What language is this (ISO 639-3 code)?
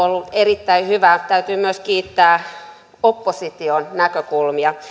fin